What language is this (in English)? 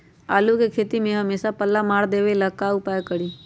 Magahi